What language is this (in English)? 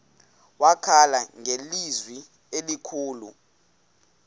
Xhosa